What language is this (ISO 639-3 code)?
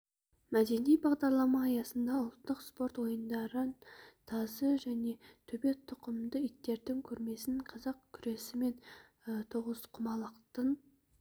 kaz